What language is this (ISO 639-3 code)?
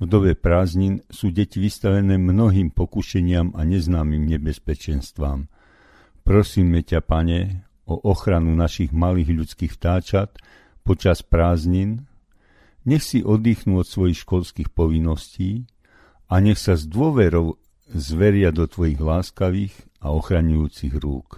slk